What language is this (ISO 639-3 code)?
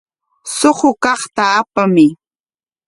qwa